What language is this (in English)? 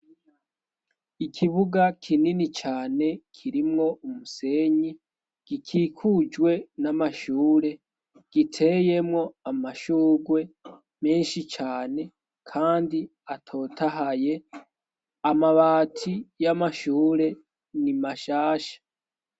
Rundi